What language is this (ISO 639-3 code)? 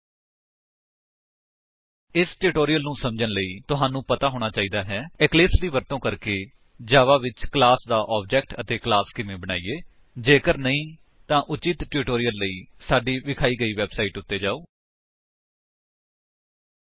pan